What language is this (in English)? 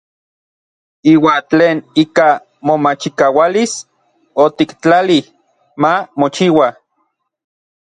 Orizaba Nahuatl